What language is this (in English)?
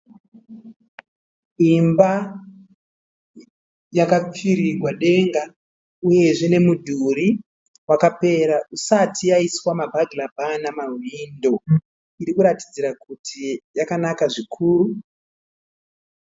Shona